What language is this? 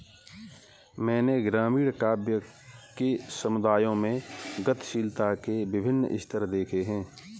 Hindi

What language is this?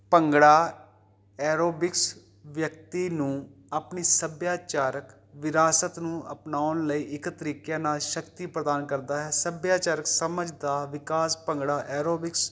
Punjabi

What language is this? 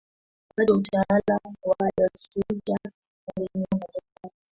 Swahili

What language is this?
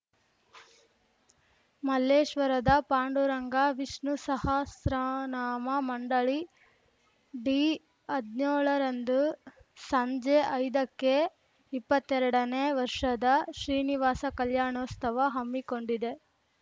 Kannada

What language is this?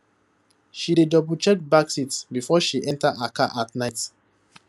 Nigerian Pidgin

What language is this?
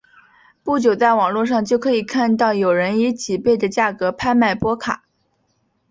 Chinese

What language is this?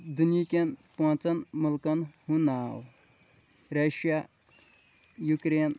Kashmiri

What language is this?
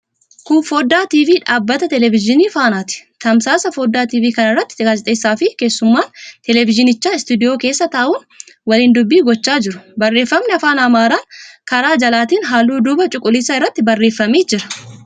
Oromo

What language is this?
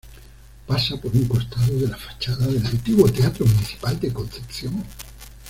Spanish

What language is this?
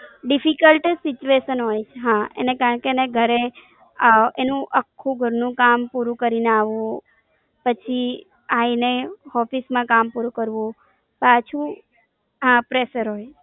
Gujarati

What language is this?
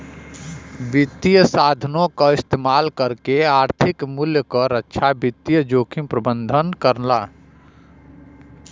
Bhojpuri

